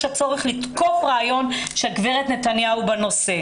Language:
Hebrew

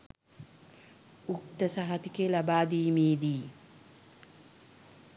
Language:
Sinhala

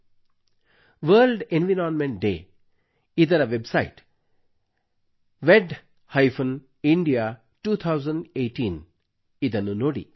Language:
Kannada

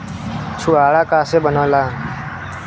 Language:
Bhojpuri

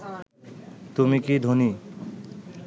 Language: Bangla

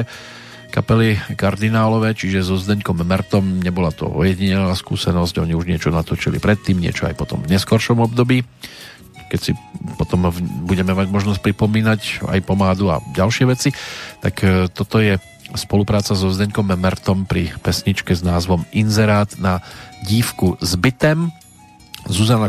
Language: Slovak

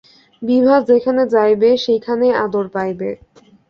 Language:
Bangla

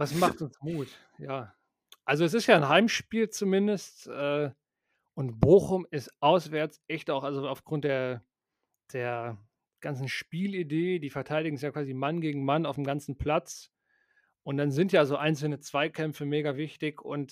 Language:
German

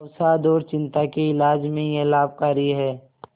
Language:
Hindi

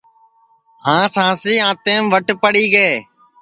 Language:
Sansi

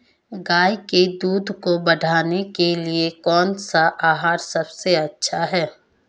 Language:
Hindi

